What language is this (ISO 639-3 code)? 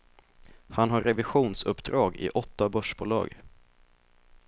swe